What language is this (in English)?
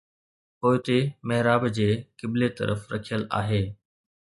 Sindhi